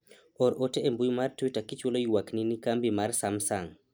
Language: Luo (Kenya and Tanzania)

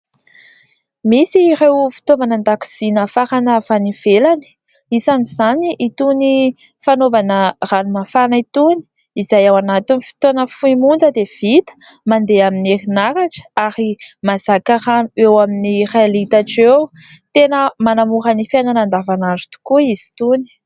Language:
Malagasy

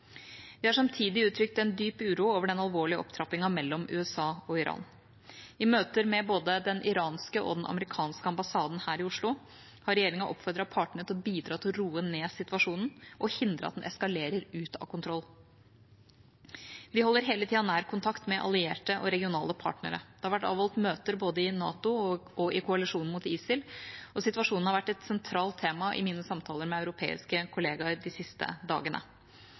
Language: Norwegian Bokmål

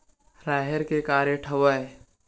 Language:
Chhattisgarhi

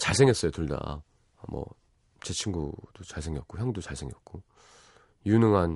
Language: Korean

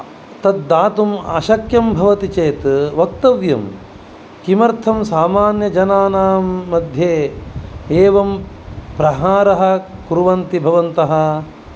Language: Sanskrit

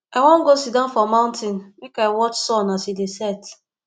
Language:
Nigerian Pidgin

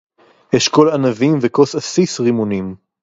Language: Hebrew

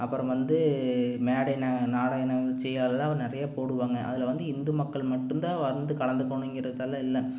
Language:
Tamil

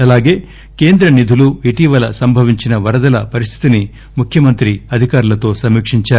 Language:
Telugu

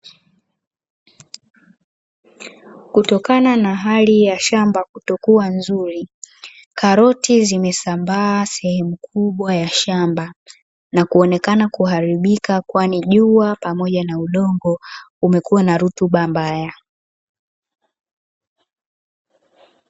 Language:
Swahili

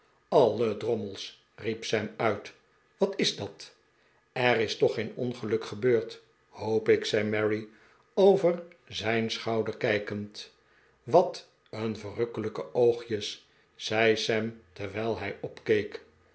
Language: Dutch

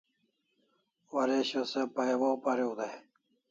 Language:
Kalasha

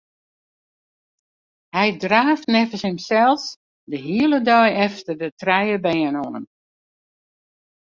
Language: Western Frisian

